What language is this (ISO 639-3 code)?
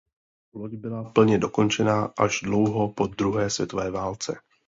ces